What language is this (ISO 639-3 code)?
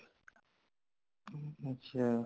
pan